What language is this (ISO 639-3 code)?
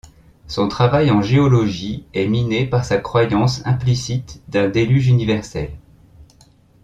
fra